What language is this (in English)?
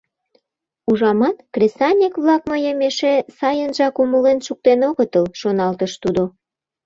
Mari